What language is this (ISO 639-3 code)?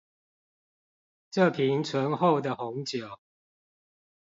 zho